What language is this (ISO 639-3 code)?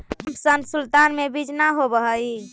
mag